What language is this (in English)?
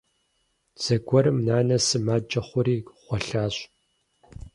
Kabardian